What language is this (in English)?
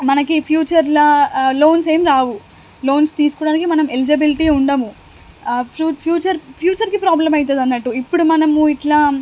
Telugu